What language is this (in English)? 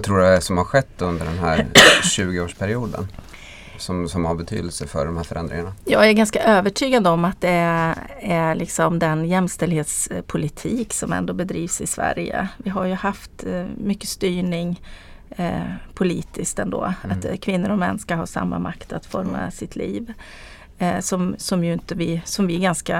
Swedish